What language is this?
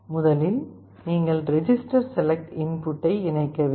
Tamil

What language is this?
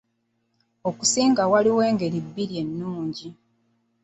Ganda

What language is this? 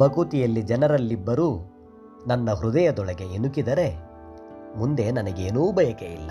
Kannada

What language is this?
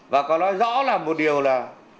Vietnamese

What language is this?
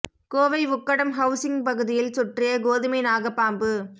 Tamil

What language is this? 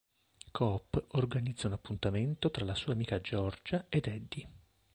Italian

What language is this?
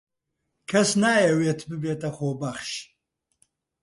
Central Kurdish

